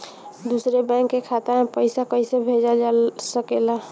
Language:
Bhojpuri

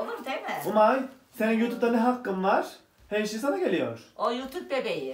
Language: Turkish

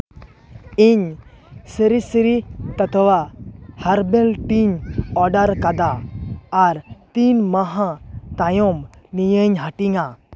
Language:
Santali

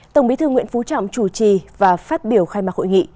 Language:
Vietnamese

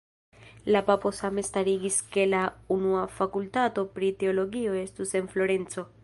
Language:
Esperanto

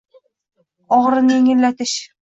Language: Uzbek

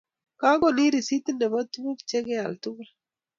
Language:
Kalenjin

